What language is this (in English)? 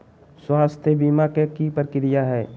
Magahi